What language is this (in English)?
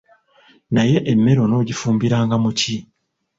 Ganda